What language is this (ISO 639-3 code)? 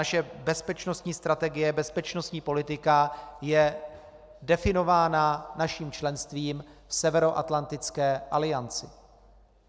ces